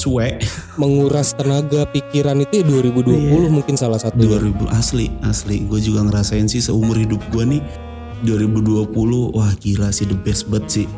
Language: Indonesian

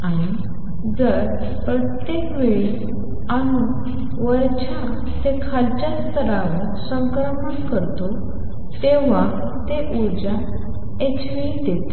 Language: Marathi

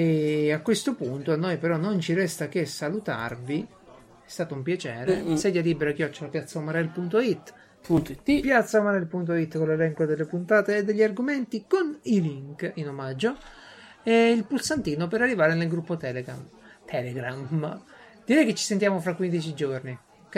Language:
Italian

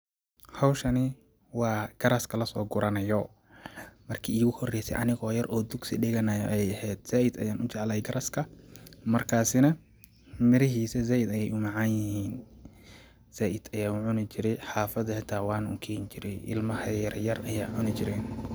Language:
Somali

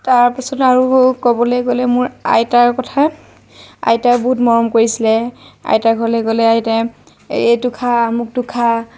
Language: Assamese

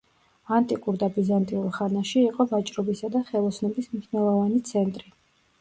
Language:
Georgian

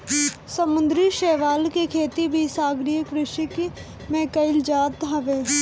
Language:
Bhojpuri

